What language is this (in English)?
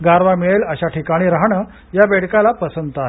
Marathi